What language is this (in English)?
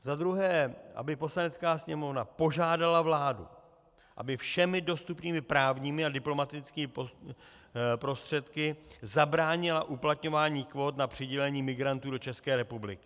Czech